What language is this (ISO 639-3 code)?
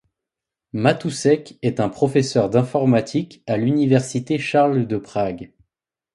fra